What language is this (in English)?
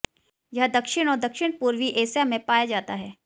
Hindi